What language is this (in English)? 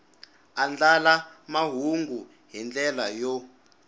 Tsonga